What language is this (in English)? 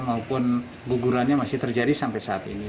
Indonesian